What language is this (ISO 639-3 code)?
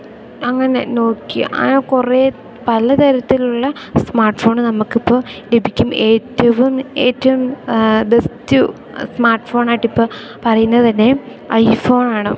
mal